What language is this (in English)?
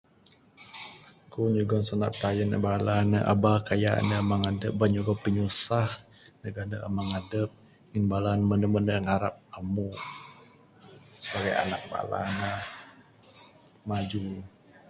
Bukar-Sadung Bidayuh